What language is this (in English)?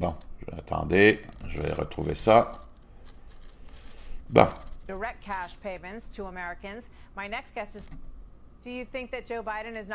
French